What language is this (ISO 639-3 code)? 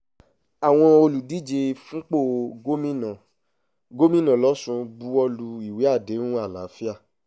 yor